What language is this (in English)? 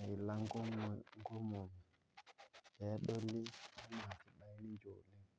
Masai